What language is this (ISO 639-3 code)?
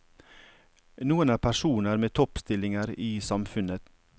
nor